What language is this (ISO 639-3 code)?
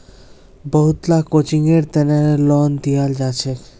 mag